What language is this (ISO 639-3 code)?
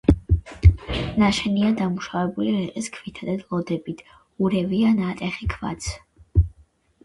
kat